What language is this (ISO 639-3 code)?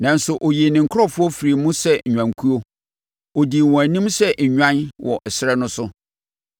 aka